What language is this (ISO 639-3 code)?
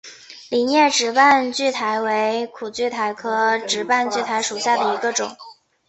zho